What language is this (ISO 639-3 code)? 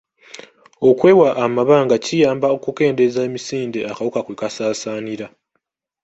lug